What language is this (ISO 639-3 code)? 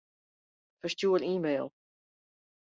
fry